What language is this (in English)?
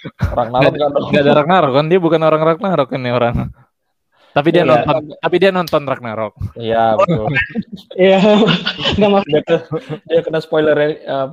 Indonesian